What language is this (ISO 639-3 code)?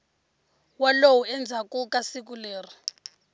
tso